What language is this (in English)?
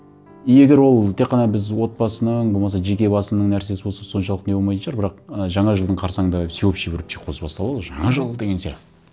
Kazakh